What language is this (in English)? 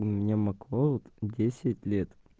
Russian